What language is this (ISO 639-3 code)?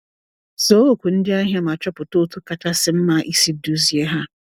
ibo